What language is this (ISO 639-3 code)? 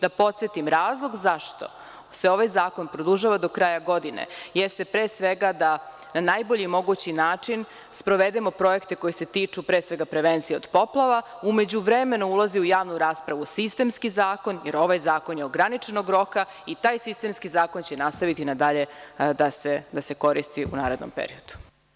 srp